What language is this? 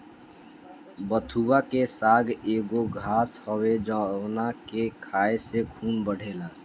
Bhojpuri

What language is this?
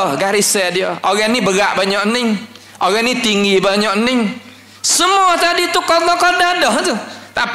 Malay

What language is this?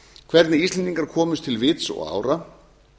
Icelandic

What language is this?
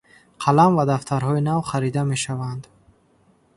Tajik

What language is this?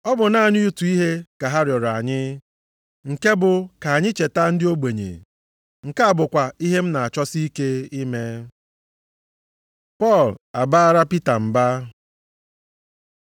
Igbo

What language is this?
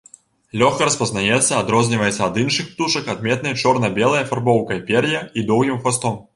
Belarusian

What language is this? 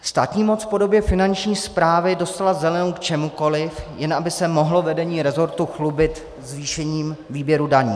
Czech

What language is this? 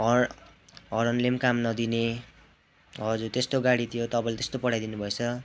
Nepali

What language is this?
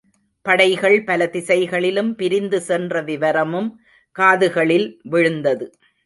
Tamil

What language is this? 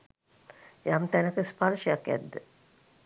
Sinhala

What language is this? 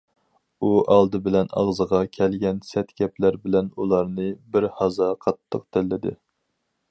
Uyghur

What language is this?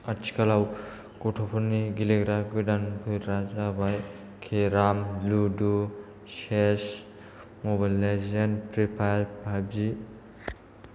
Bodo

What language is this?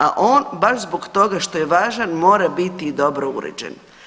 Croatian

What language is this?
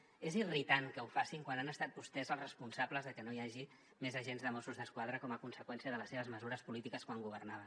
Catalan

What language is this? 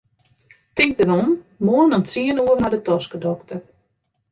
Western Frisian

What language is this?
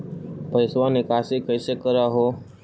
Magahi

